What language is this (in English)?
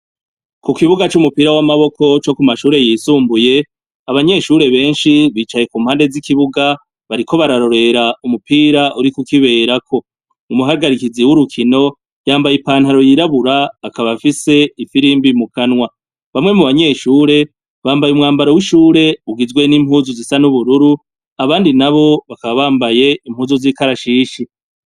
Rundi